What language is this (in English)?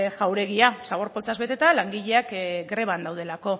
Basque